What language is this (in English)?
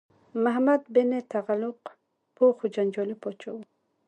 Pashto